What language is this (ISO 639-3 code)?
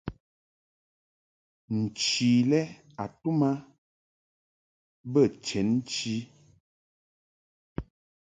mhk